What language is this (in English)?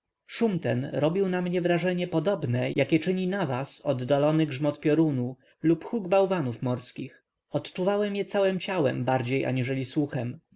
Polish